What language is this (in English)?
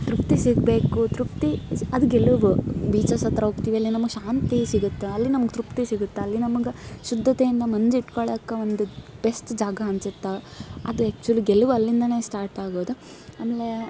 Kannada